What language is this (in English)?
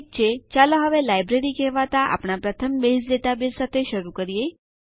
Gujarati